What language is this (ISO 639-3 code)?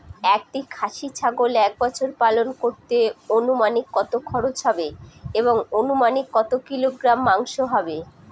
ben